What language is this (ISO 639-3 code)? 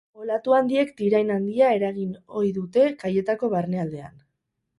eus